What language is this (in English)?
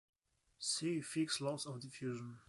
English